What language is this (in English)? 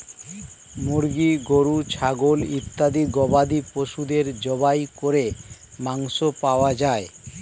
Bangla